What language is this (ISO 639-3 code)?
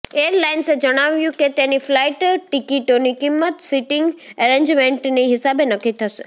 guj